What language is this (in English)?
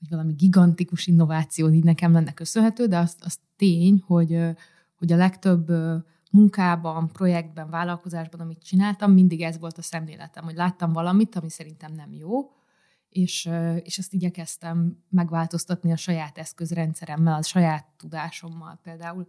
Hungarian